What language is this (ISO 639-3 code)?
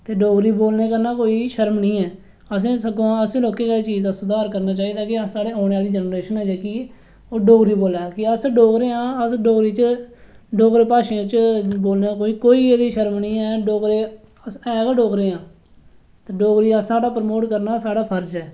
doi